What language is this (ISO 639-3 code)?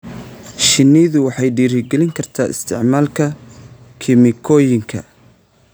som